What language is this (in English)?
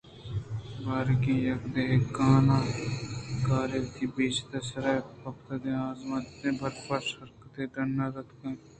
Eastern Balochi